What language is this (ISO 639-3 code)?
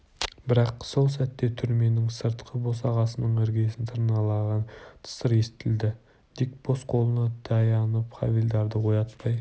kaz